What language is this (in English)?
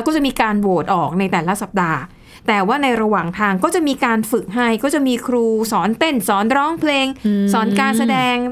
Thai